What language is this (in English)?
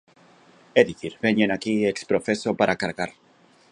Galician